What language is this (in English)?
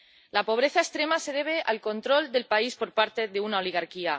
Spanish